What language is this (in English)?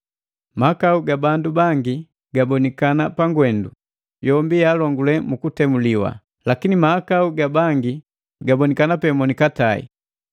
Matengo